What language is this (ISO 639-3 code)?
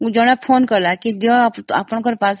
ori